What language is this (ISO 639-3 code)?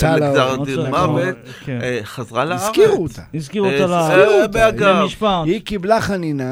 heb